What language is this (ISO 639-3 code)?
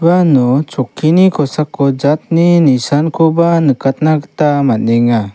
grt